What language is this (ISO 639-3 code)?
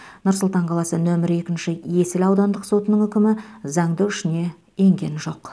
kaz